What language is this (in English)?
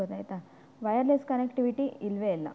Kannada